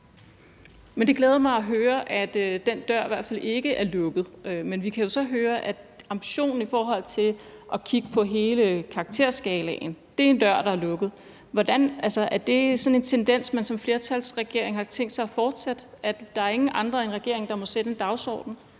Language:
Danish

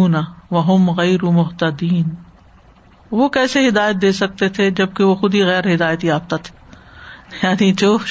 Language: Urdu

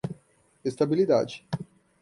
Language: Portuguese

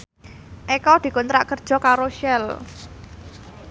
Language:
Javanese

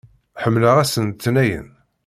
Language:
Kabyle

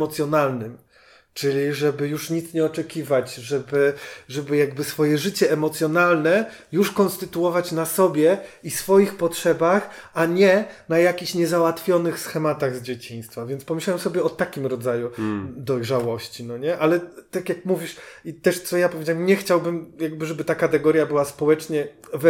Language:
Polish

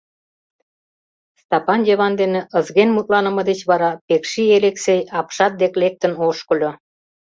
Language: Mari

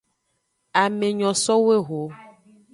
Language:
Aja (Benin)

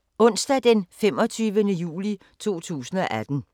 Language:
Danish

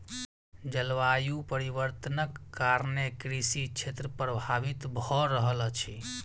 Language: Maithili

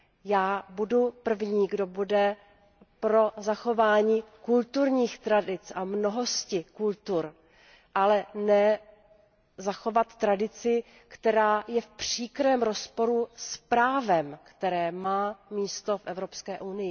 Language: Czech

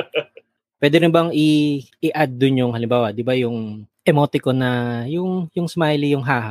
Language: Filipino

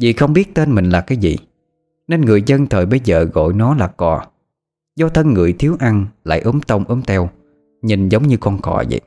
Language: Vietnamese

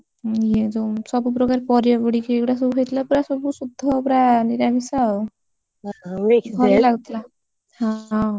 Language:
Odia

